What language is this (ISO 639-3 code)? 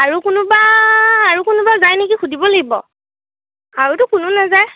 asm